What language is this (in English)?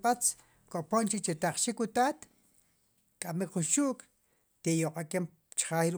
Sipacapense